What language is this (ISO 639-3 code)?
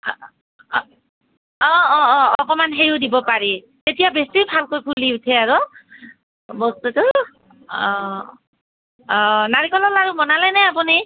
asm